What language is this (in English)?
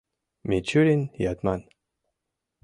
Mari